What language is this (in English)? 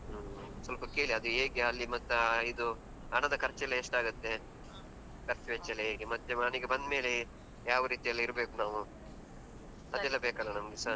Kannada